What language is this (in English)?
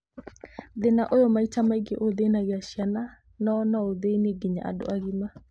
Kikuyu